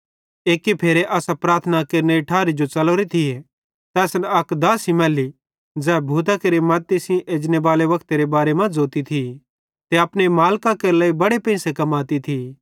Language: Bhadrawahi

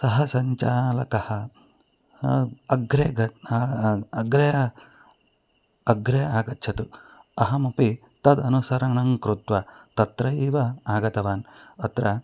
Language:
Sanskrit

